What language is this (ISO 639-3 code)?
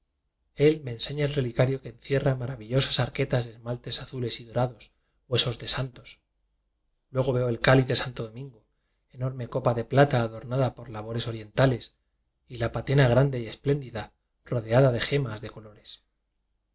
spa